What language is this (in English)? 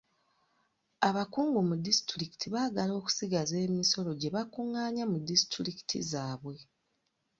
Ganda